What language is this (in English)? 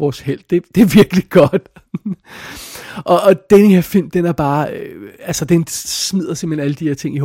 Danish